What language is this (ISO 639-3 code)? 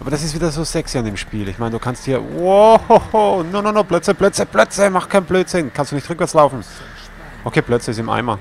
deu